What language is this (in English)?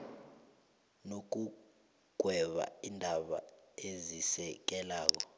South Ndebele